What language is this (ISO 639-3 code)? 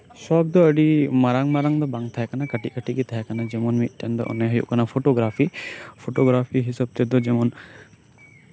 sat